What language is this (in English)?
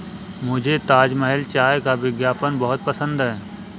Hindi